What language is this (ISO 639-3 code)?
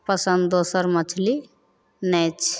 mai